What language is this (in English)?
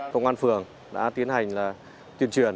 Vietnamese